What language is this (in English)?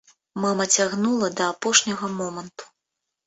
Belarusian